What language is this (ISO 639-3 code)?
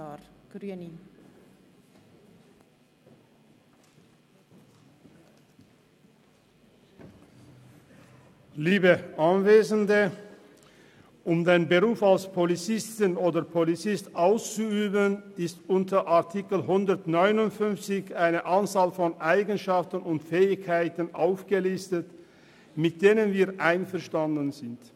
gsw